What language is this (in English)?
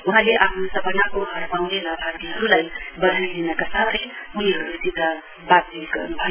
Nepali